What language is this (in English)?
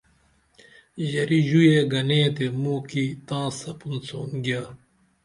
Dameli